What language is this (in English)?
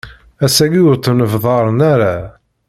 Kabyle